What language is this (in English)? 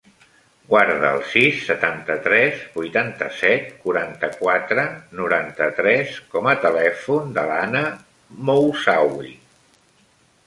Catalan